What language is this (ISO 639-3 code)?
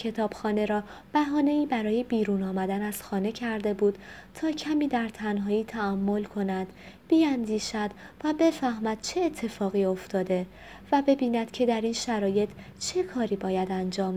fas